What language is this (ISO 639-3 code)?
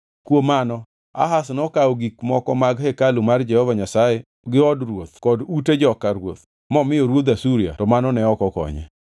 luo